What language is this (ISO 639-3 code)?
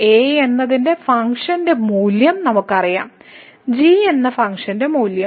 mal